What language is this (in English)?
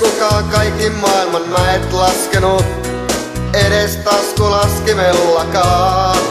Finnish